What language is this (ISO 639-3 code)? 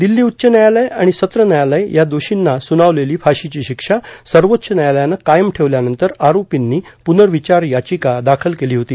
mar